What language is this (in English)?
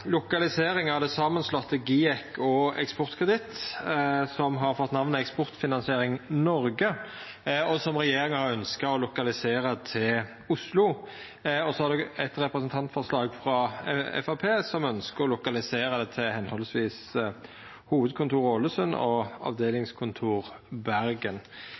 Norwegian Nynorsk